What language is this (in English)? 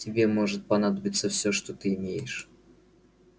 Russian